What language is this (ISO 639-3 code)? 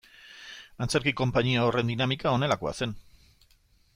eus